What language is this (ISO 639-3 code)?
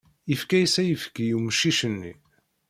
kab